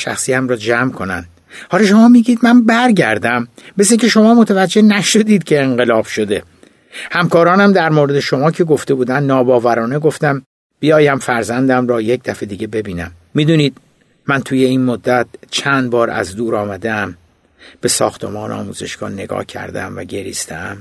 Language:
Persian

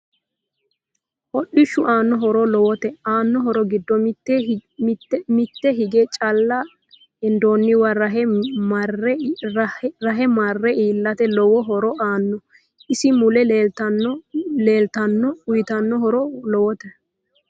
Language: Sidamo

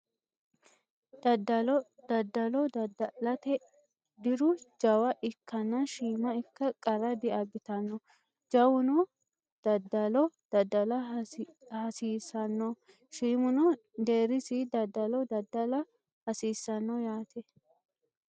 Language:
Sidamo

